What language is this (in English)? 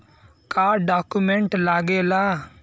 Bhojpuri